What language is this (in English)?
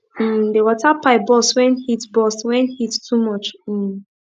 Nigerian Pidgin